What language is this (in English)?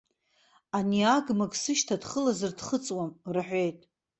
Abkhazian